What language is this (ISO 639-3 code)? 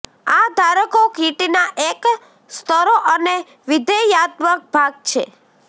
guj